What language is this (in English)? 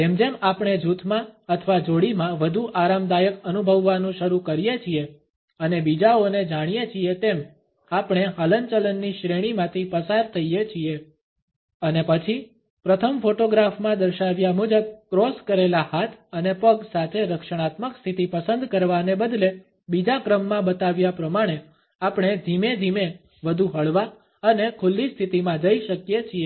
Gujarati